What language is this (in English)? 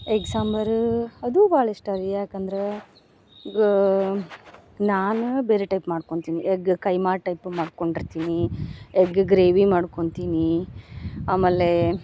Kannada